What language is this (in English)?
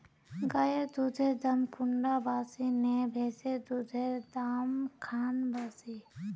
Magahi